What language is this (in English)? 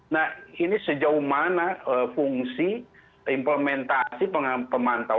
Indonesian